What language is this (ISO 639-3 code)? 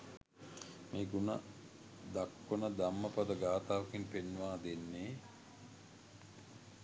sin